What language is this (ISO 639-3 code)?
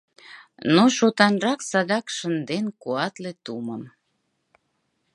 chm